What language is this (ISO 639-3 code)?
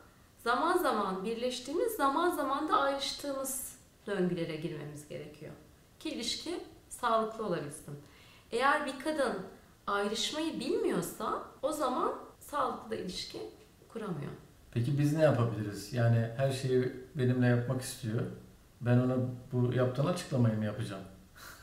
tur